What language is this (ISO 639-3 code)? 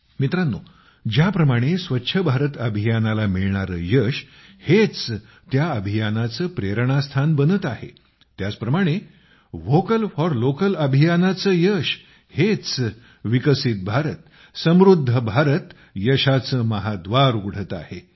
mar